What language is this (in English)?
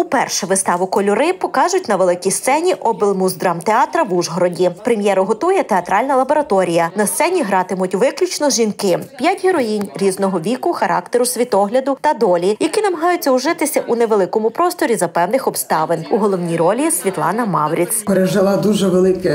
Ukrainian